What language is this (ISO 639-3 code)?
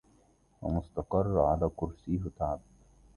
ara